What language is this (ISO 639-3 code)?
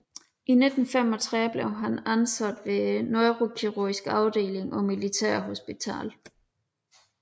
dan